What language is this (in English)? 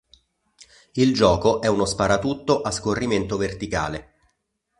Italian